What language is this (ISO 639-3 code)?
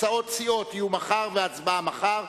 heb